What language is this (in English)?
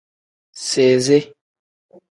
Tem